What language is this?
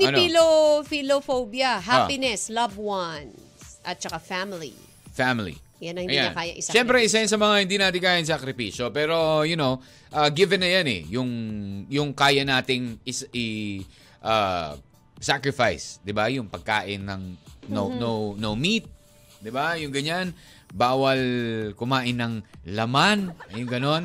Filipino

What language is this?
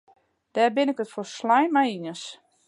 Western Frisian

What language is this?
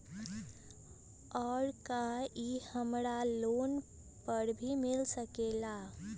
Magahi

